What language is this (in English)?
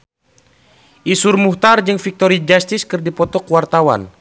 Sundanese